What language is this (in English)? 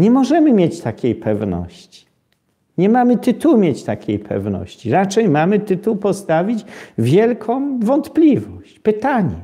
Polish